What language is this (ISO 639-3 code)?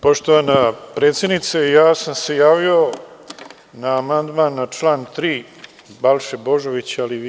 srp